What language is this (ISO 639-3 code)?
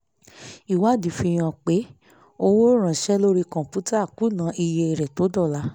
yor